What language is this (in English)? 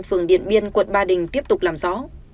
Vietnamese